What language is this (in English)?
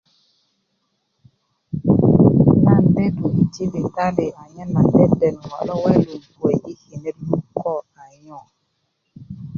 Kuku